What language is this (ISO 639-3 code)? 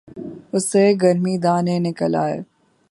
urd